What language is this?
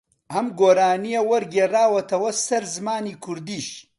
Central Kurdish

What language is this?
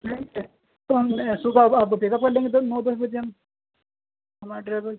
Urdu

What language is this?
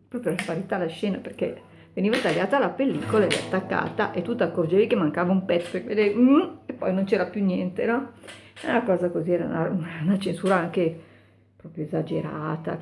Italian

